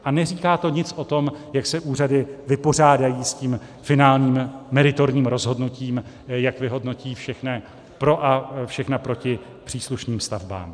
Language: Czech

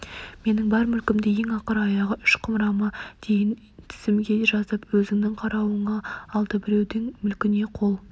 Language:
Kazakh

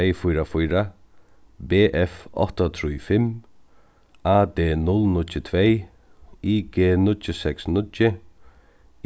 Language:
Faroese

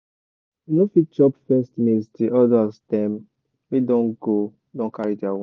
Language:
Nigerian Pidgin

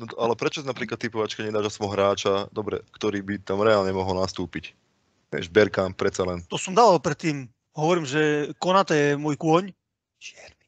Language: Slovak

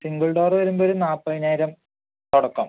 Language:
Malayalam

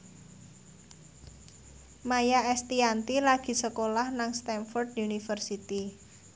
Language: Javanese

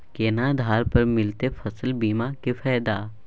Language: Maithili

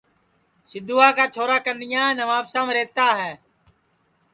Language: Sansi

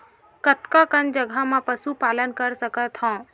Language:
Chhattisgarhi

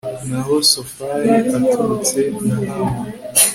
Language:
Kinyarwanda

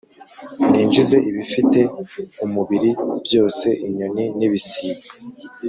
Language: Kinyarwanda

